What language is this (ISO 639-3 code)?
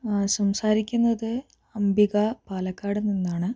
mal